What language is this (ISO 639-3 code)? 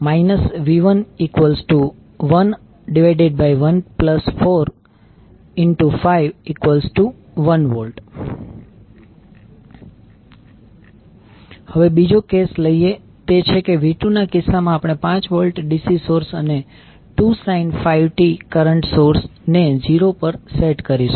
guj